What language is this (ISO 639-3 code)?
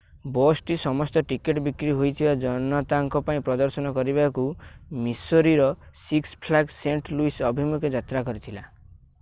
ori